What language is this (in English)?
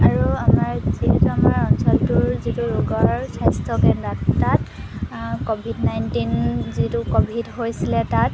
Assamese